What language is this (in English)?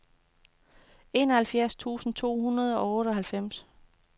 Danish